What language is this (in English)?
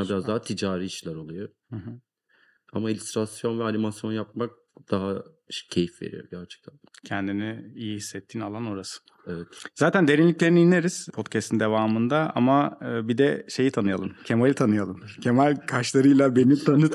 Turkish